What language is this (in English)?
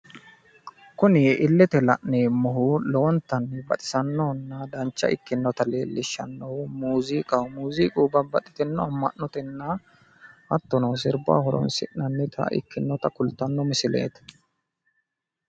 Sidamo